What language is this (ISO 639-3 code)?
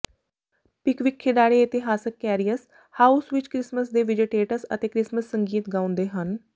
pan